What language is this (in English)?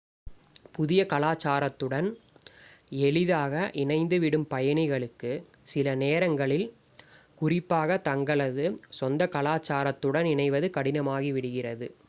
Tamil